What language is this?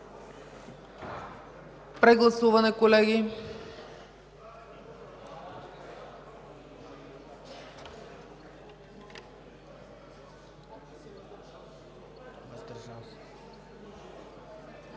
Bulgarian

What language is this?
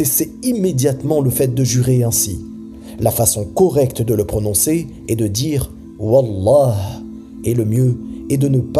French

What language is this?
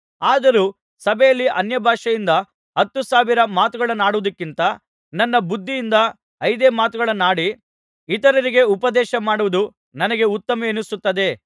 Kannada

